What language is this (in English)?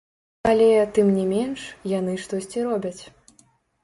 Belarusian